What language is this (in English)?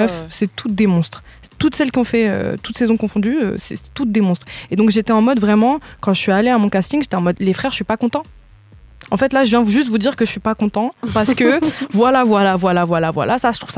French